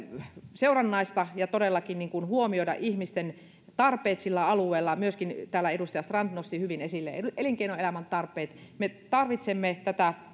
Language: Finnish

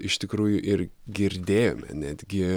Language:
Lithuanian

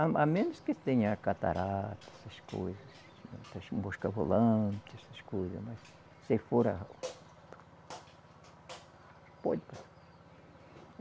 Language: Portuguese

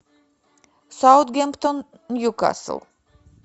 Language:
Russian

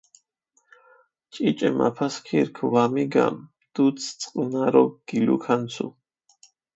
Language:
Mingrelian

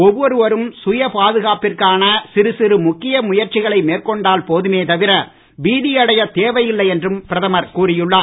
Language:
Tamil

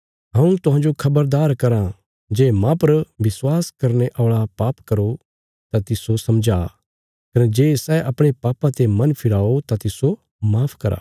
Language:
Bilaspuri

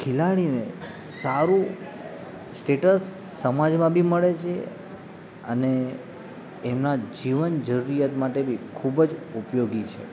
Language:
Gujarati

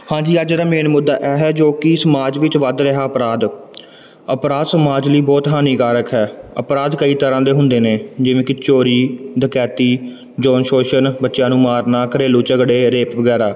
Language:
Punjabi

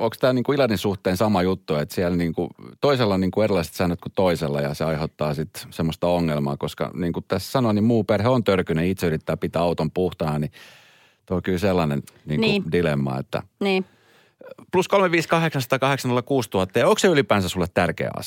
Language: Finnish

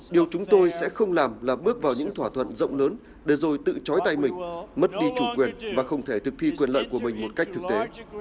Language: Vietnamese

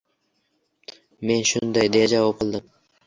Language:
Uzbek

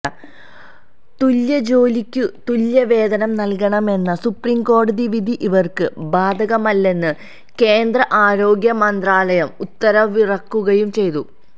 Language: Malayalam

